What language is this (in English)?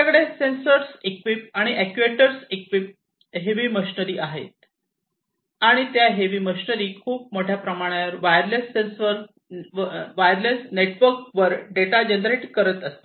Marathi